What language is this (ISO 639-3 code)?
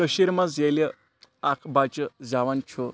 kas